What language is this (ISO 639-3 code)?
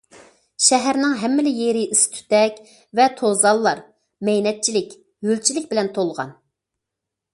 uig